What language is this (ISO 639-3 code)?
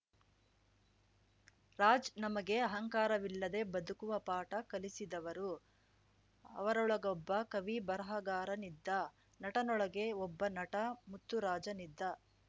kan